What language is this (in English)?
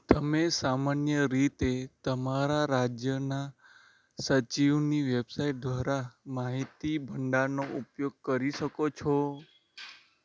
Gujarati